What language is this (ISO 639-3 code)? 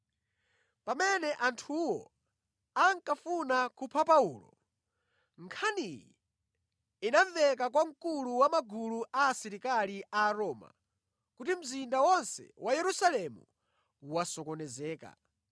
nya